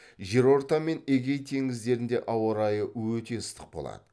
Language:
Kazakh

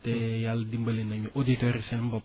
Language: Wolof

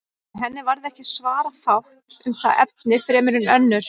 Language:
Icelandic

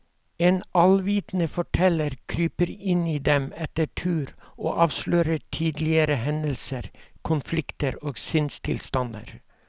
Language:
Norwegian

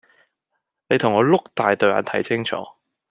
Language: Cantonese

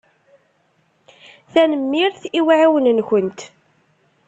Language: Kabyle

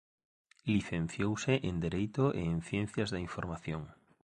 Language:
Galician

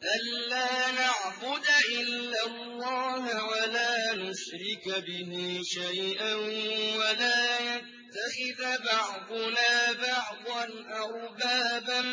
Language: Arabic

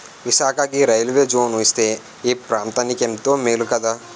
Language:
Telugu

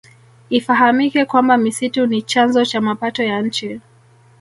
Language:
Swahili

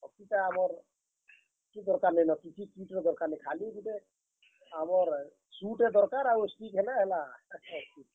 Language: Odia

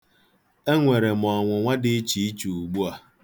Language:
Igbo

